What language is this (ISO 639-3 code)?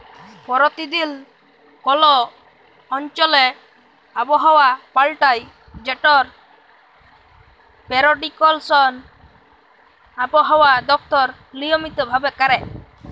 ben